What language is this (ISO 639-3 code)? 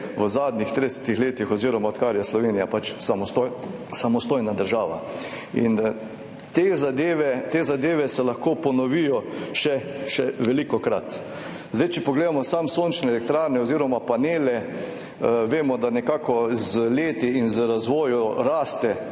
slv